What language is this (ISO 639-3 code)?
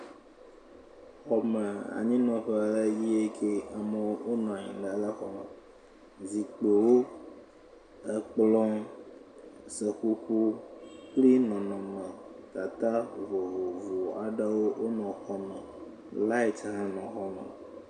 ewe